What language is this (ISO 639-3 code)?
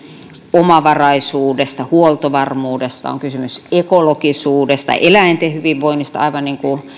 fin